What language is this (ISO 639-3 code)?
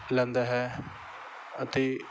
pan